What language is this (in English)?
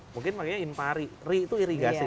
Indonesian